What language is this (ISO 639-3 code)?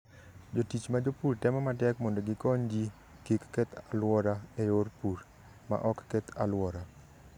luo